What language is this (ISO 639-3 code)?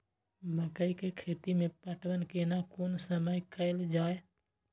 mai